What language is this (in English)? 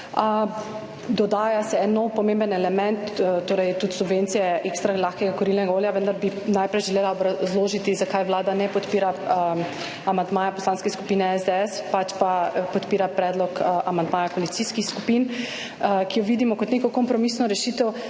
Slovenian